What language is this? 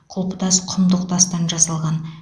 Kazakh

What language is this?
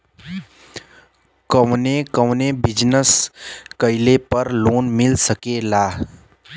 Bhojpuri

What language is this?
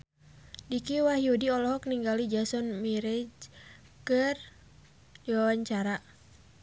Sundanese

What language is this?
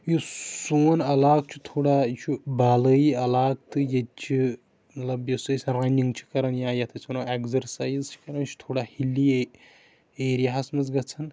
Kashmiri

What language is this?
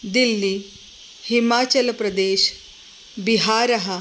Sanskrit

